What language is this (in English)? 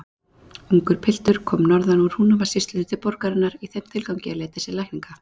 Icelandic